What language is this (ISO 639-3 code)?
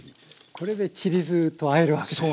jpn